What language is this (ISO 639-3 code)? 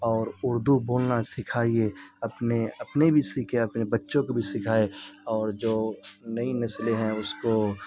urd